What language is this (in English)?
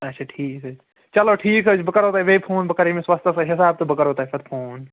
Kashmiri